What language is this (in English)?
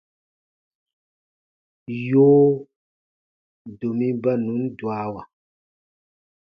Baatonum